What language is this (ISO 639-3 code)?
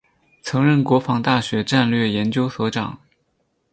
zho